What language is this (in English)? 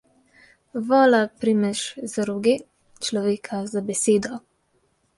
Slovenian